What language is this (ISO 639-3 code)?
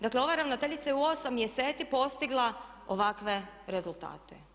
hrv